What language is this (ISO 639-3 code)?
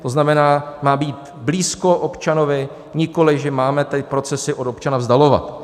ces